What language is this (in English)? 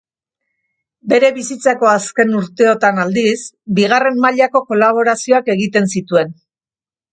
Basque